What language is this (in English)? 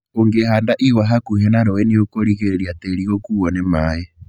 Kikuyu